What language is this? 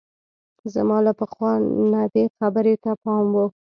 Pashto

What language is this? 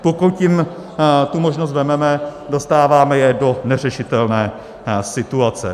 Czech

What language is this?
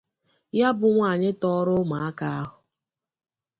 Igbo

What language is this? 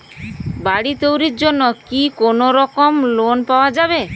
Bangla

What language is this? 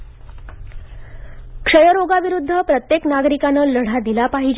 Marathi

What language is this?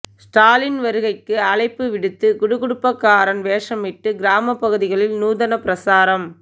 Tamil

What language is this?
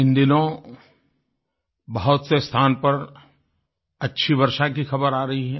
Hindi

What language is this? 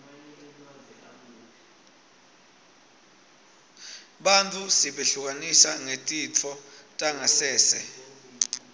Swati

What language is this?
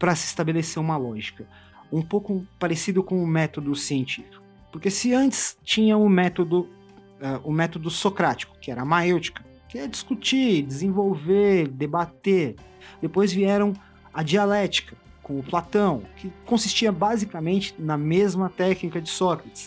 Portuguese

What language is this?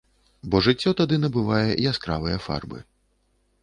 Belarusian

